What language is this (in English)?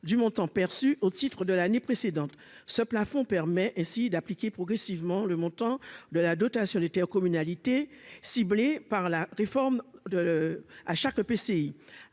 French